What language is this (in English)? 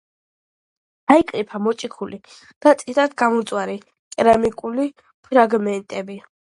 Georgian